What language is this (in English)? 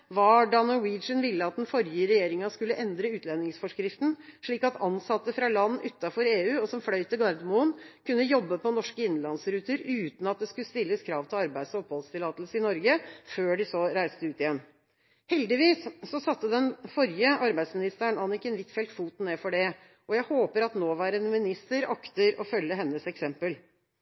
Norwegian Bokmål